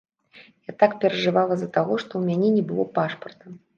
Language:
Belarusian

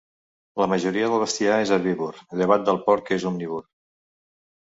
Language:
Catalan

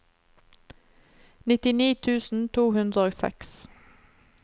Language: Norwegian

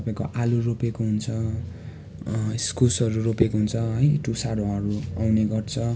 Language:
Nepali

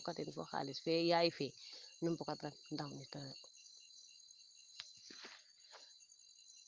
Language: Serer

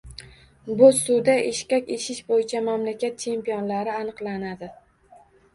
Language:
Uzbek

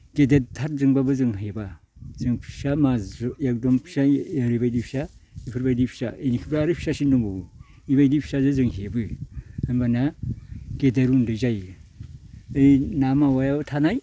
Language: Bodo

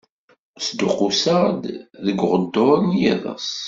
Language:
Kabyle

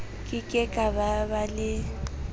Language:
Southern Sotho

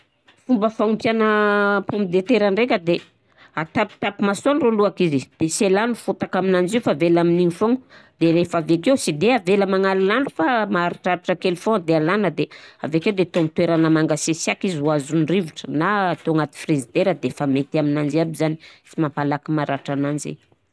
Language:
Southern Betsimisaraka Malagasy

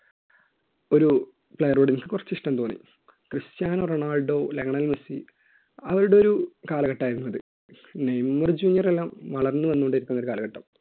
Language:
Malayalam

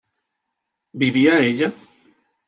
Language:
Spanish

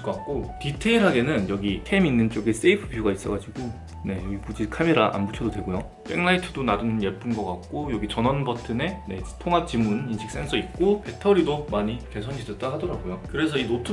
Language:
Korean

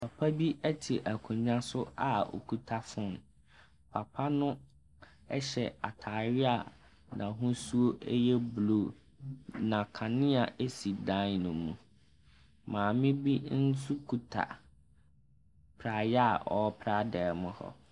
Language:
Akan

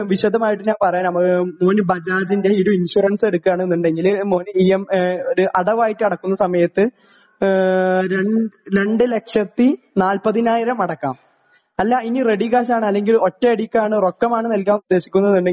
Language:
Malayalam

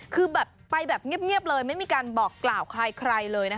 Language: Thai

